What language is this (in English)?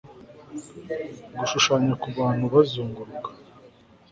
Kinyarwanda